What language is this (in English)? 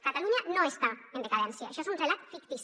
Catalan